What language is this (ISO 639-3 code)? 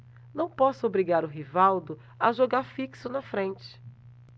por